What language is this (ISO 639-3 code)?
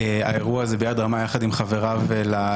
heb